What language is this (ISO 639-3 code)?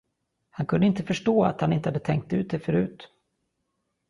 swe